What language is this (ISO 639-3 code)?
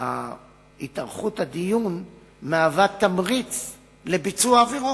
heb